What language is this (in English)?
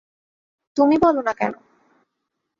Bangla